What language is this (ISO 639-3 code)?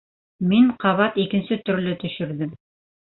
bak